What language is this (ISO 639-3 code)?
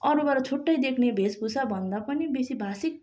nep